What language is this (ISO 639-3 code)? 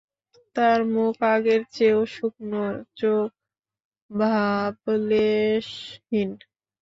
ben